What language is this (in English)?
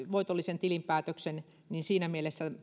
Finnish